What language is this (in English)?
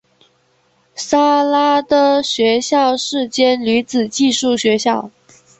Chinese